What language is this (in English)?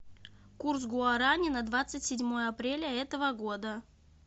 Russian